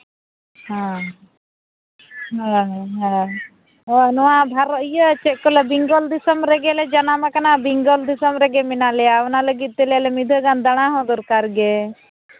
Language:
Santali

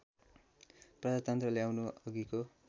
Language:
Nepali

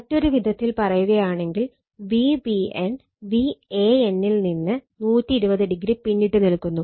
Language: Malayalam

